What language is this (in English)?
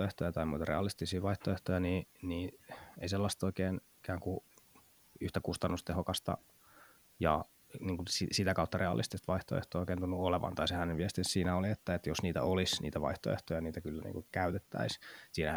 Finnish